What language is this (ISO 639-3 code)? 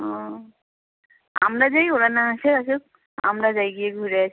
ben